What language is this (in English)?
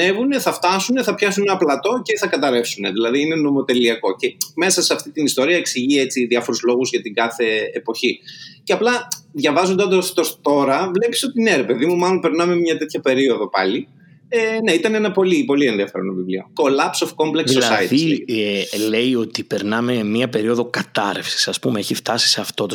Greek